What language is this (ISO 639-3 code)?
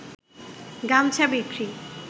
ben